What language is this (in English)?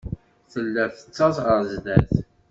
Kabyle